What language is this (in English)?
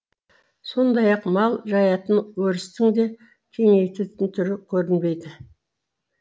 Kazakh